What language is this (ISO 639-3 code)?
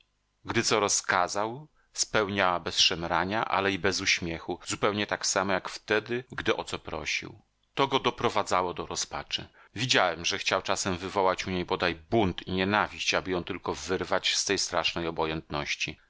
pol